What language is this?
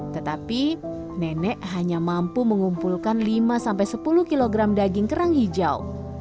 Indonesian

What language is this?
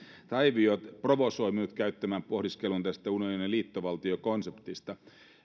Finnish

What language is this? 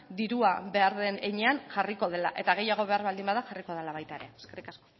Basque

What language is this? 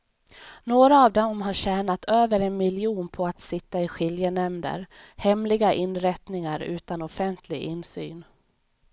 Swedish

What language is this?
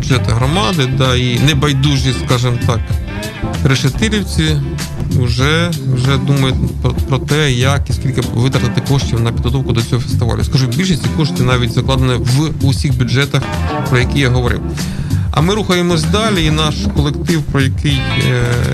Ukrainian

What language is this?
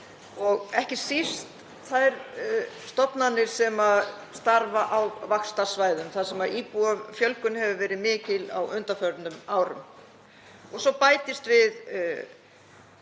Icelandic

